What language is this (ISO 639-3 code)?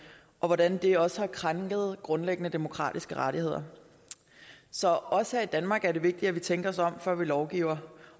dan